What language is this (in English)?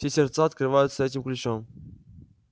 Russian